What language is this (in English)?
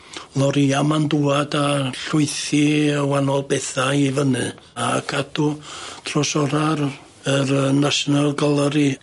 Welsh